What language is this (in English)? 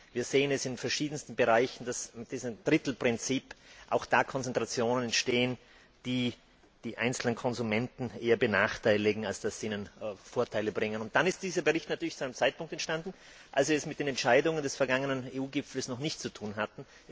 German